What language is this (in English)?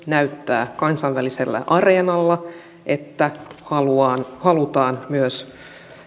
Finnish